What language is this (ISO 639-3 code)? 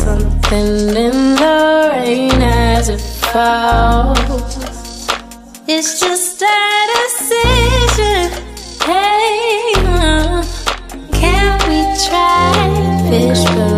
eng